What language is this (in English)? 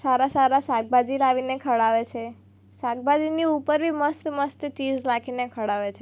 Gujarati